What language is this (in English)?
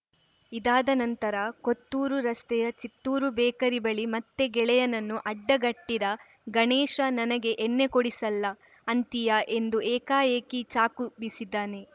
Kannada